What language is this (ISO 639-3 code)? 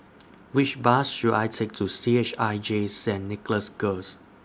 eng